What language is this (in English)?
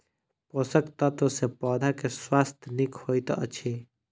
Maithili